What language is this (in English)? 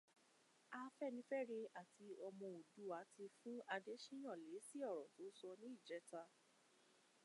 Yoruba